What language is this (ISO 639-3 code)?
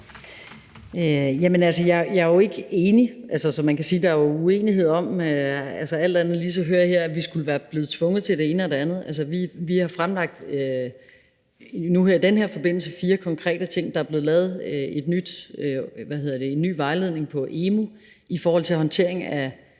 dan